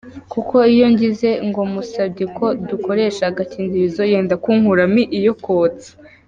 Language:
Kinyarwanda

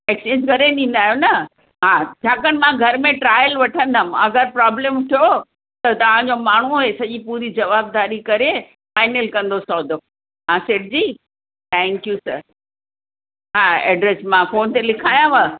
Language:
Sindhi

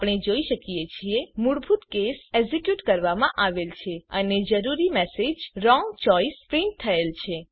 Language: Gujarati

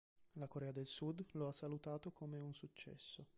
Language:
Italian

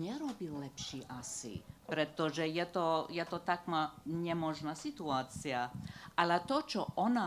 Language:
Slovak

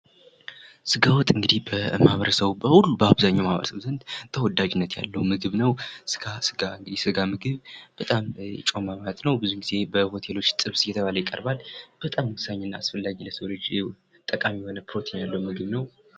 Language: Amharic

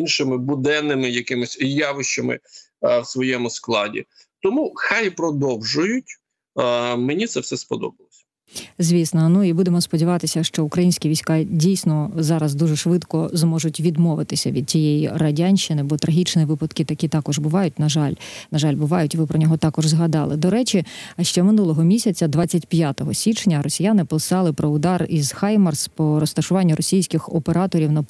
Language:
Ukrainian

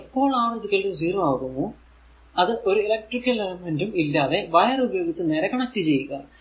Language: Malayalam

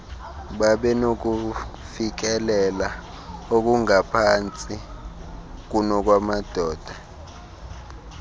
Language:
Xhosa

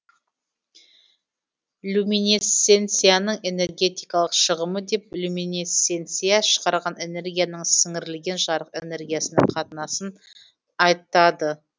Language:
Kazakh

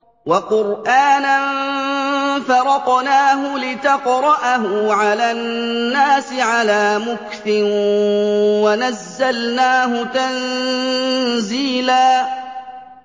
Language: Arabic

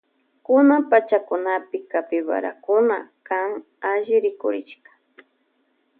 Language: Loja Highland Quichua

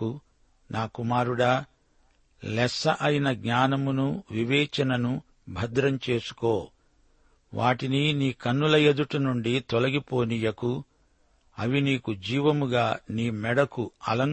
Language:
Telugu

